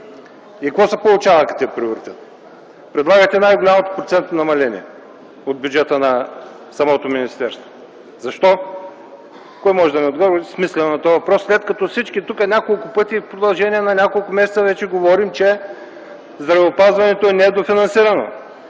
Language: Bulgarian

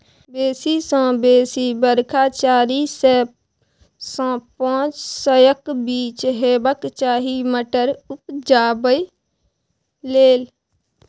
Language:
Maithili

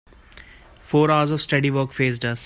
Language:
English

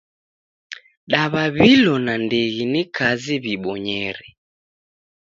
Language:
Taita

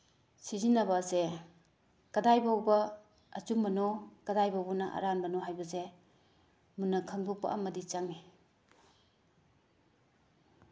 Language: Manipuri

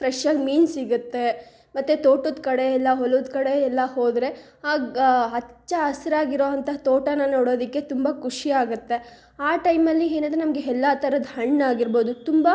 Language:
Kannada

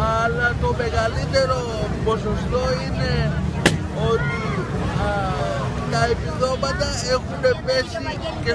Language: Greek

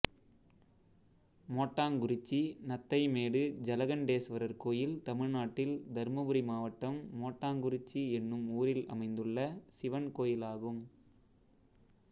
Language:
Tamil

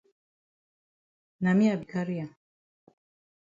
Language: Cameroon Pidgin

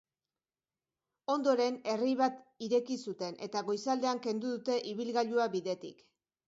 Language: Basque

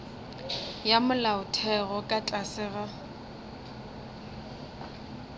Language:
Northern Sotho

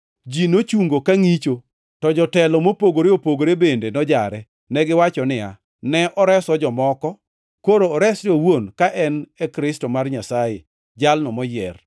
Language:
Luo (Kenya and Tanzania)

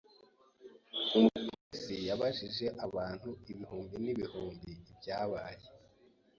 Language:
Kinyarwanda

